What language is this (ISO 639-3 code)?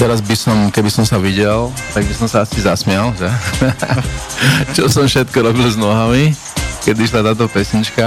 slk